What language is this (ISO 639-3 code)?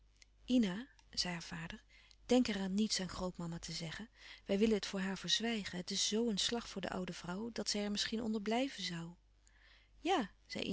nld